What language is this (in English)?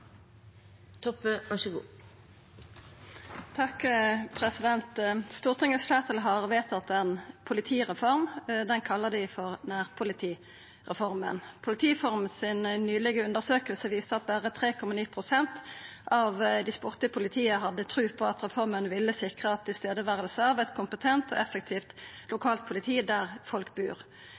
Norwegian Nynorsk